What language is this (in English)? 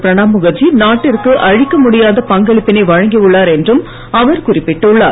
Tamil